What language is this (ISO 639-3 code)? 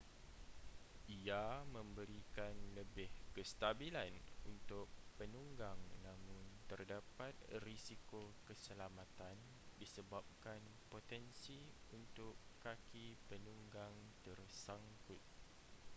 msa